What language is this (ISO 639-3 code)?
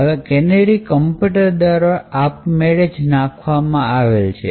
guj